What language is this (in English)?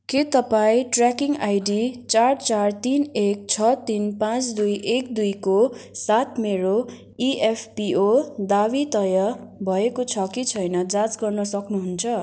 Nepali